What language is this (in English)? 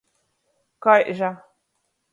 Latgalian